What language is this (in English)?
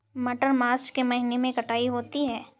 Hindi